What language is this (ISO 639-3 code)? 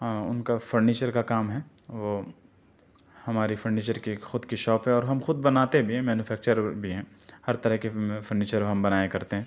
urd